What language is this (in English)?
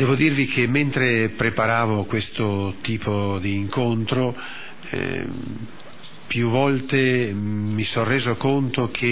Italian